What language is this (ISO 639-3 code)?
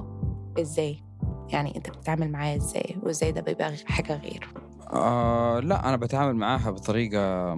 ara